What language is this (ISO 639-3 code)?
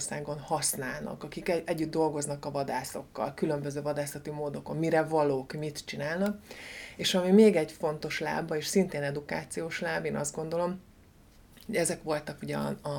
hun